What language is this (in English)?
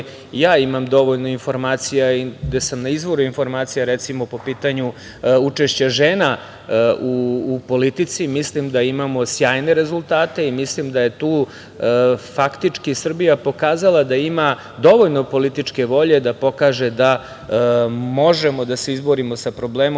Serbian